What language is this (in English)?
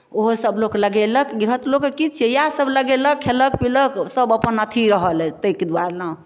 Maithili